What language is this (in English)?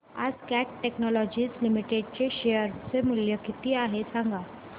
Marathi